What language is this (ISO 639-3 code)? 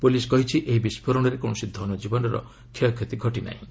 ori